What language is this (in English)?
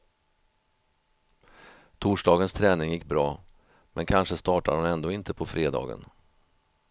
Swedish